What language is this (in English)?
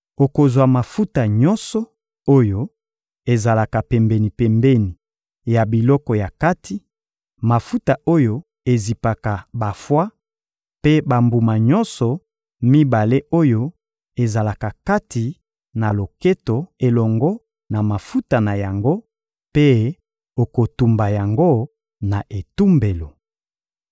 Lingala